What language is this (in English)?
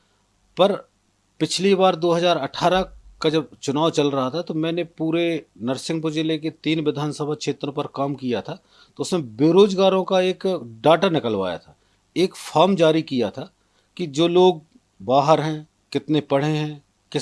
Hindi